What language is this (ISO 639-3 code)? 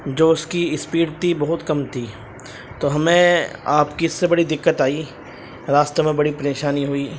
urd